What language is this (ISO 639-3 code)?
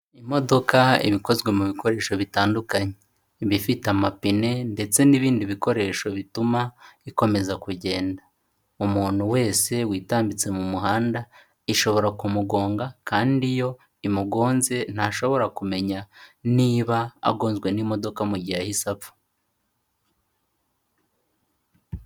kin